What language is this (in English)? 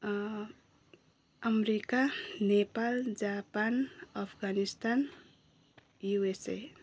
Nepali